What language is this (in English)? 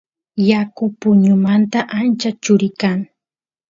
Santiago del Estero Quichua